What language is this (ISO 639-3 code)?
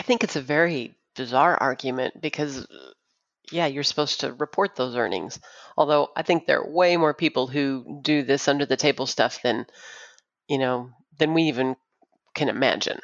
eng